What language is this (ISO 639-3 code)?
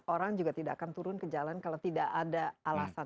ind